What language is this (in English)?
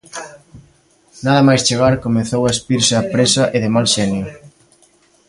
Galician